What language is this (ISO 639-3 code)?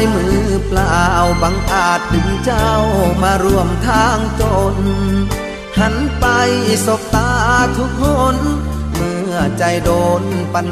tha